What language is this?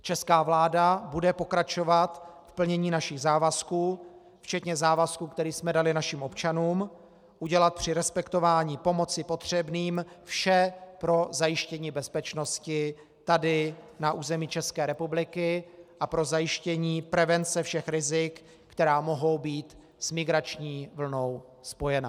Czech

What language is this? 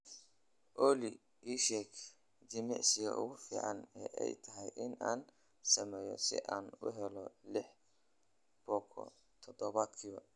Somali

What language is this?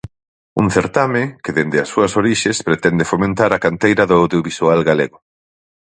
Galician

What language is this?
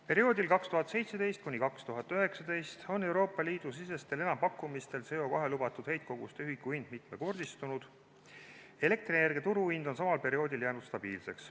Estonian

